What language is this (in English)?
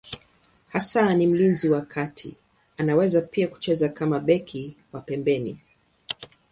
Swahili